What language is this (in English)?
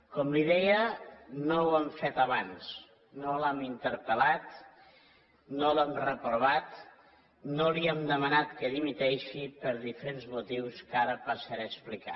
Catalan